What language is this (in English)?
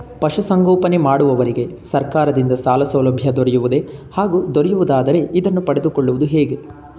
Kannada